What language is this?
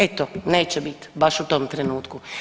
Croatian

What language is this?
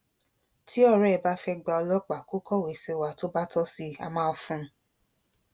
Yoruba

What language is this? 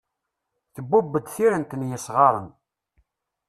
Kabyle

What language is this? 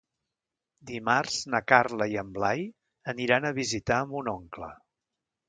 Catalan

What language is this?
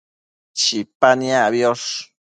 Matsés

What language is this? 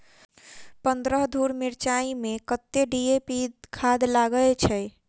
Maithili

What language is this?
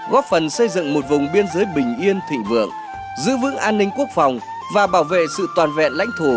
Vietnamese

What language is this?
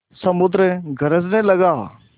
Hindi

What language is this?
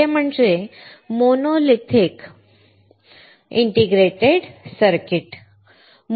Marathi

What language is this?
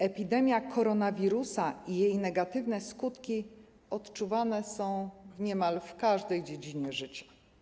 Polish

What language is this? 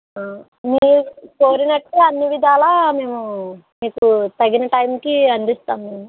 Telugu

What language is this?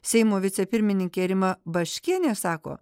Lithuanian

